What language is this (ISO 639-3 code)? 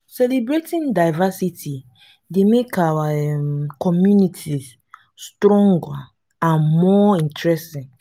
pcm